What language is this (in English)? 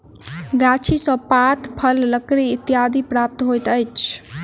Maithili